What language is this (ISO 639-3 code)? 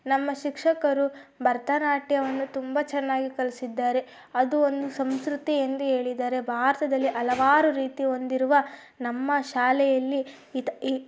kan